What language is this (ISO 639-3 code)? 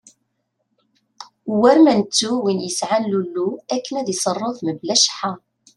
kab